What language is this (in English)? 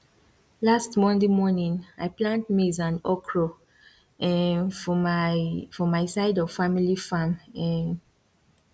Nigerian Pidgin